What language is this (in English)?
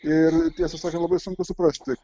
Lithuanian